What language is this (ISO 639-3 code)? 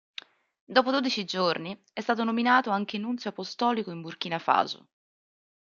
ita